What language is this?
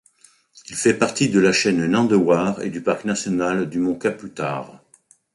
French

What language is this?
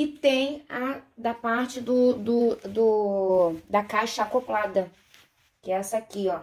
Portuguese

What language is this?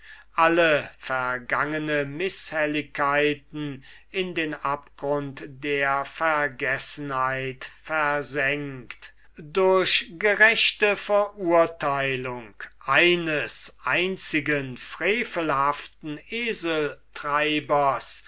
German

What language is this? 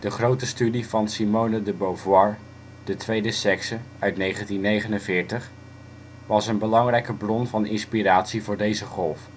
Dutch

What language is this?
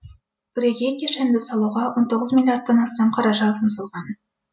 Kazakh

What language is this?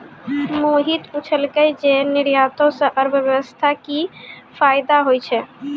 Maithili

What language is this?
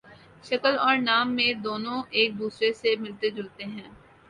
Urdu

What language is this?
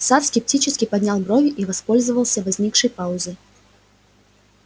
Russian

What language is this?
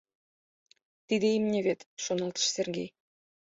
Mari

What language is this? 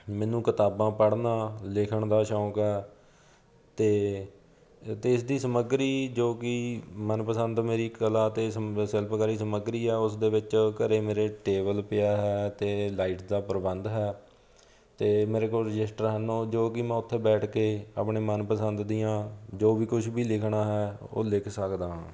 Punjabi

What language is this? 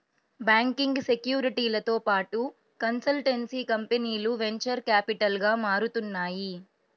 Telugu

